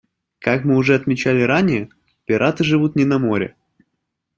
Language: Russian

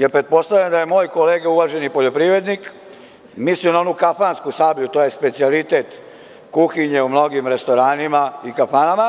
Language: Serbian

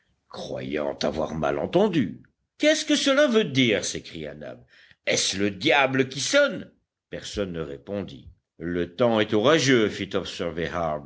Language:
French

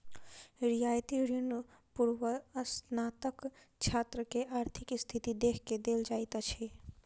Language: Maithili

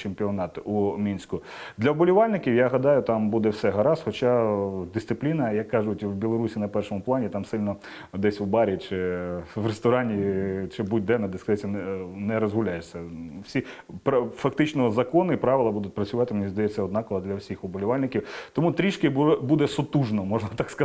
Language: Ukrainian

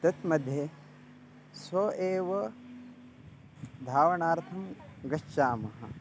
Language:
Sanskrit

